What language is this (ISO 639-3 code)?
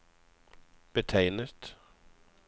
nor